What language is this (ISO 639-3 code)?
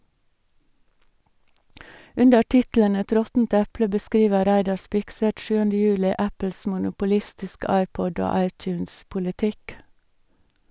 nor